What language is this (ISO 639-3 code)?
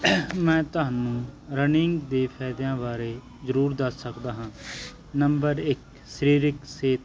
pan